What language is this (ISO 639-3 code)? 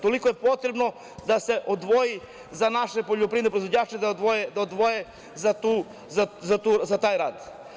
srp